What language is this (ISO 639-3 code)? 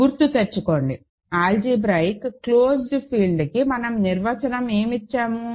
tel